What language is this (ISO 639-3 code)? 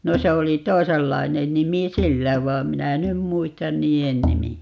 fin